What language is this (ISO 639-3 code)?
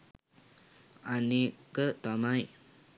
sin